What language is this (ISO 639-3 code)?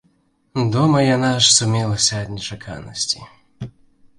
bel